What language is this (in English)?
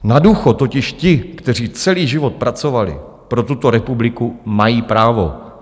Czech